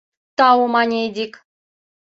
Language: Mari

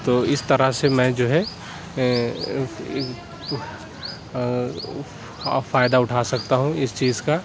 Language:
Urdu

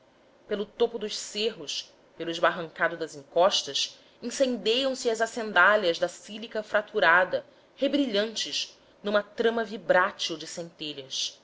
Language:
Portuguese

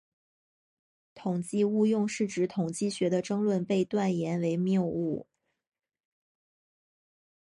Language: Chinese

